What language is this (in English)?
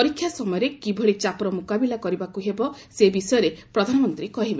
Odia